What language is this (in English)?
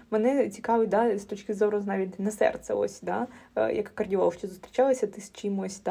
Ukrainian